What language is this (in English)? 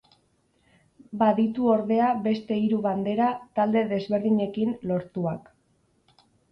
Basque